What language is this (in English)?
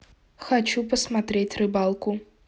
Russian